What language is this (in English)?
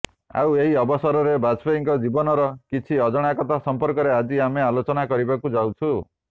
Odia